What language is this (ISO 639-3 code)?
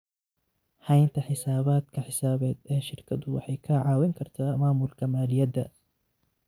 som